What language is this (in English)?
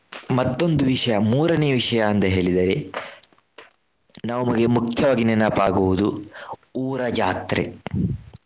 Kannada